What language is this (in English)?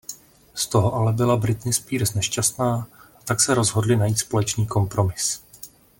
Czech